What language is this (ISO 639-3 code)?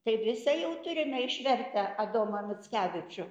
lit